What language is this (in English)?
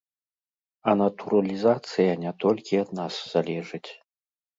Belarusian